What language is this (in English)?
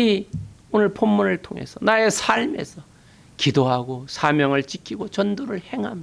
Korean